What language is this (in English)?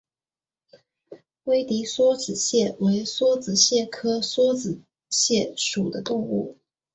Chinese